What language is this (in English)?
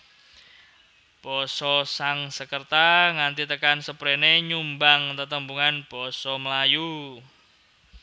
Javanese